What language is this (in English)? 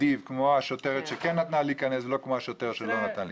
Hebrew